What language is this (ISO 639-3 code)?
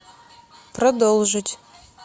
rus